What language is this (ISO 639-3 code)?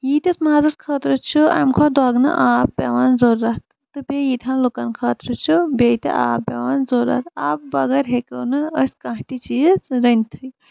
kas